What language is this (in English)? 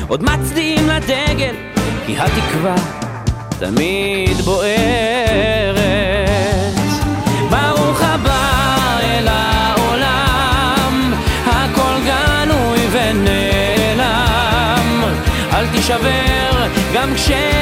Hebrew